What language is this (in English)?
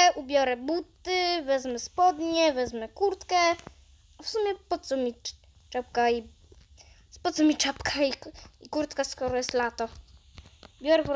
Polish